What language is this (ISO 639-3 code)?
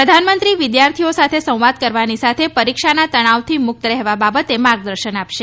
guj